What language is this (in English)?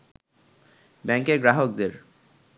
Bangla